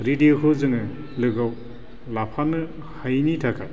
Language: Bodo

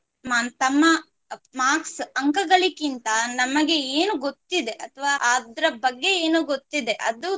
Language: Kannada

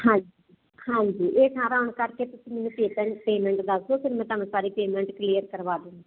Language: Punjabi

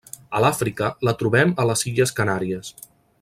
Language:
Catalan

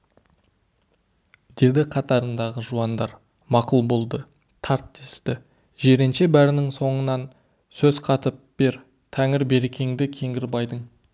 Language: Kazakh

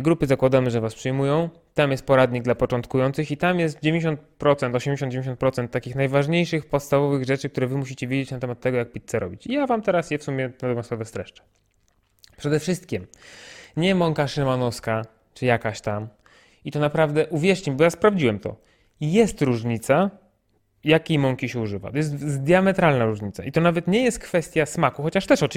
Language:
Polish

